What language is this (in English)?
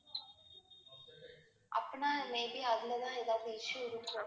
Tamil